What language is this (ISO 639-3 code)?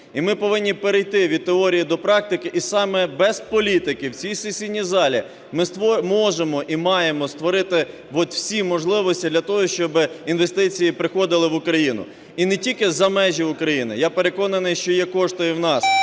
ukr